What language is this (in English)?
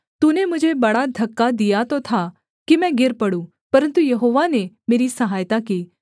Hindi